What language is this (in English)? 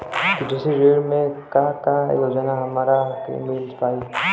Bhojpuri